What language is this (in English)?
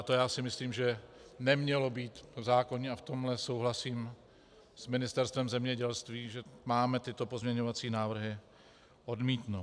Czech